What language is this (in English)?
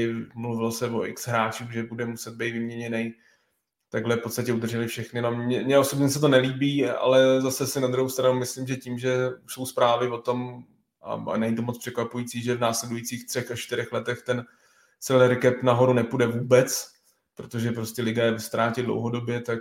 Czech